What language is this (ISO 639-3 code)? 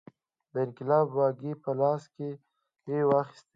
pus